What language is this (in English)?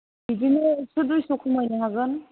Bodo